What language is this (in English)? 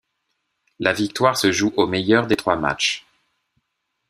French